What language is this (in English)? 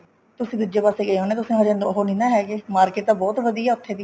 Punjabi